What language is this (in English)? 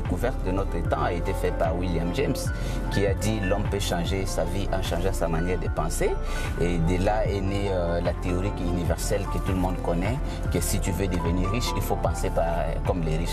French